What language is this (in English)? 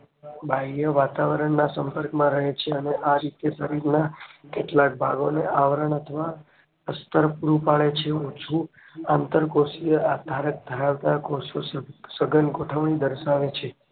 Gujarati